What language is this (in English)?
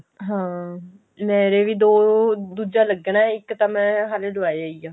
Punjabi